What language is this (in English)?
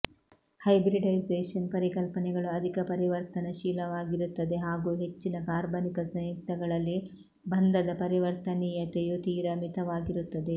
Kannada